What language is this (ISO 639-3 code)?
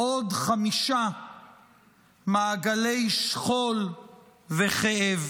heb